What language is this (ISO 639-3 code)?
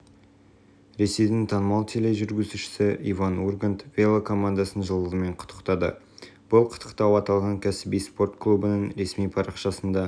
kaz